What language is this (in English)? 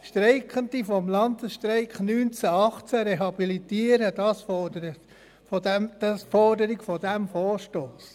Swiss German